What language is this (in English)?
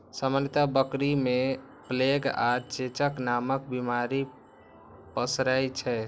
Maithili